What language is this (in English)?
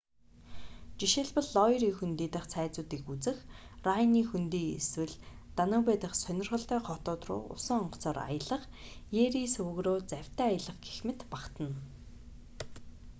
Mongolian